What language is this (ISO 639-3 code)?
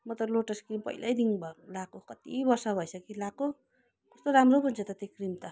nep